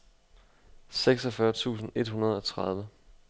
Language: Danish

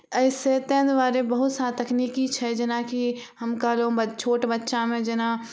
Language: Maithili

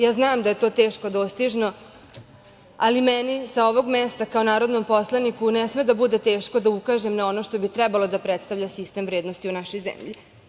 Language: Serbian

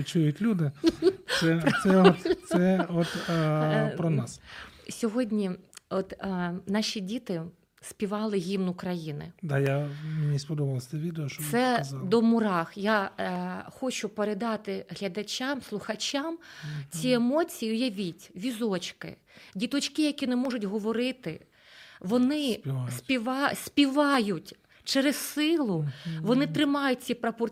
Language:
Ukrainian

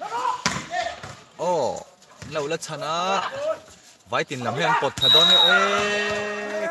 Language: Arabic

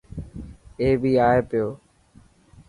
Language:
Dhatki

